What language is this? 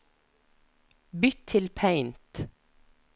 Norwegian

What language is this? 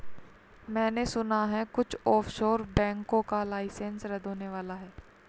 Hindi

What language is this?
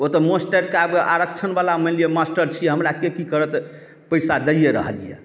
Maithili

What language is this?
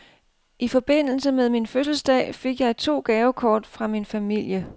Danish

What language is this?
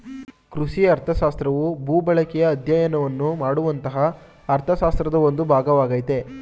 Kannada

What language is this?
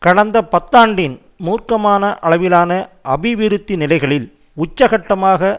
Tamil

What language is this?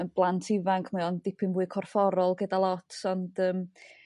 Welsh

